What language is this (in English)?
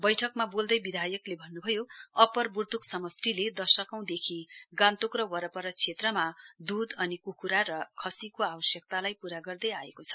Nepali